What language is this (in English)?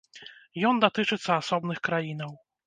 Belarusian